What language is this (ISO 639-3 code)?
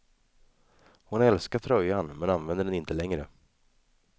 swe